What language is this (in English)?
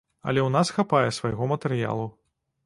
Belarusian